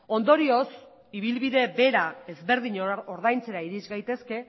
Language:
Basque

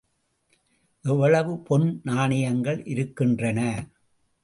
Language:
Tamil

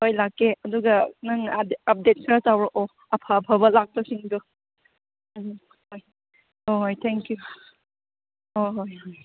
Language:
Manipuri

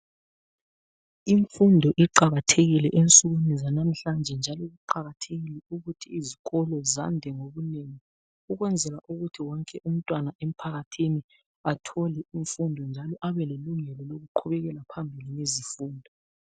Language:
North Ndebele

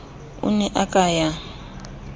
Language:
Southern Sotho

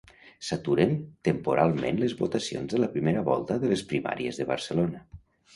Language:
Catalan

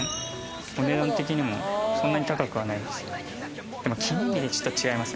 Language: Japanese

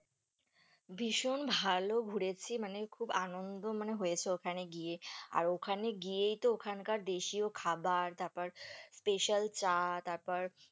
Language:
Bangla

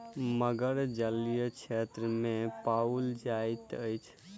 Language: Maithili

